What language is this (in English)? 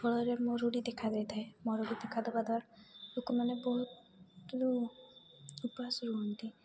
Odia